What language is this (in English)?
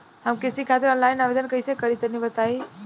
Bhojpuri